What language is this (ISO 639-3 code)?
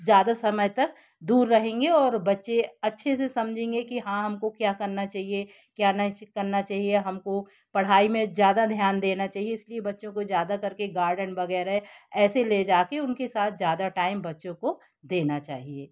hin